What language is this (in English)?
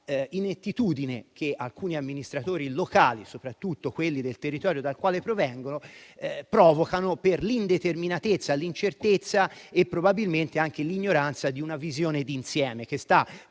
Italian